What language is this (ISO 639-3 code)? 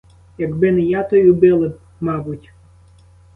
ukr